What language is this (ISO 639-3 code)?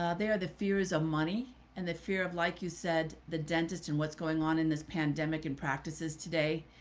eng